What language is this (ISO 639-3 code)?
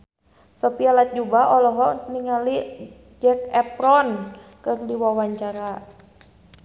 sun